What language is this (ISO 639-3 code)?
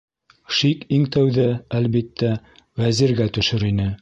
bak